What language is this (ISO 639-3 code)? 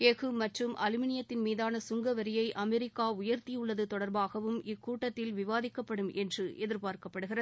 tam